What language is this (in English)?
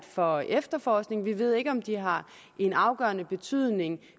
Danish